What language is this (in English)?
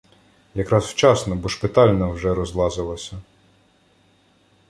Ukrainian